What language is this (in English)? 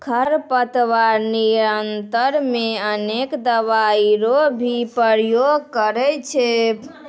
Maithili